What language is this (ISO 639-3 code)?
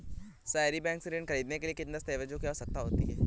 hin